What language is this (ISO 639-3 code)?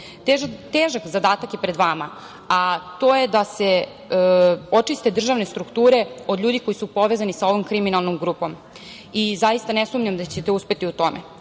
srp